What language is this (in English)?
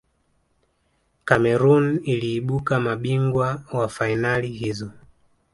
Swahili